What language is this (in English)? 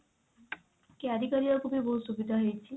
Odia